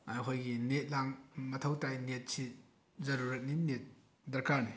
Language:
Manipuri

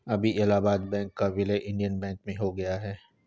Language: Hindi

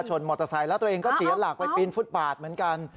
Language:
Thai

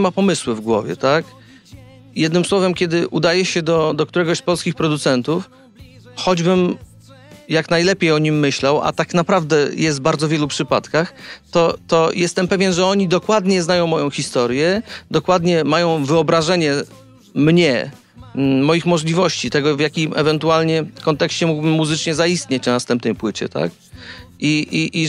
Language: Polish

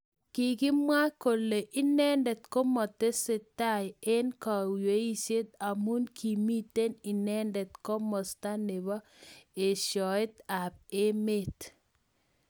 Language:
Kalenjin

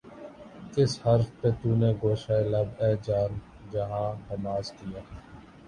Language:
Urdu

